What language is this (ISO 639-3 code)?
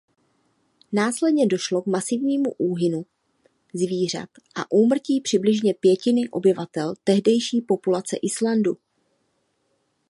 ces